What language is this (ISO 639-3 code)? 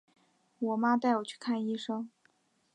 zho